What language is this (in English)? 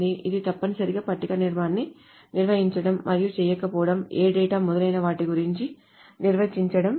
Telugu